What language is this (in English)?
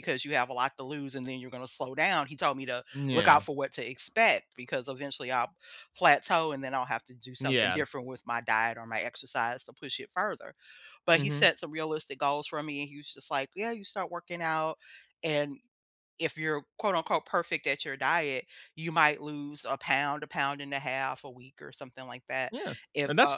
English